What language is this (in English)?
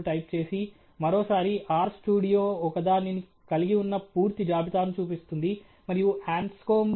Telugu